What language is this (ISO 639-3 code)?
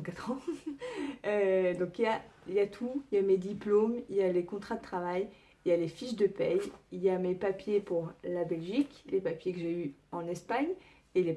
fra